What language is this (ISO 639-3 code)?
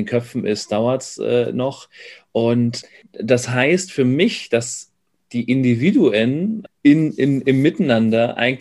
deu